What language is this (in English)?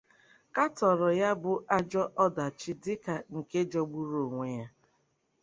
Igbo